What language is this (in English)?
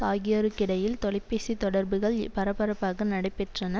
Tamil